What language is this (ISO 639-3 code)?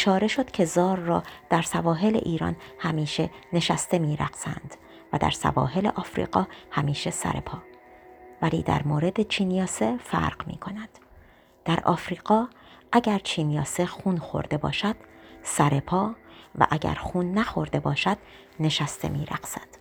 fas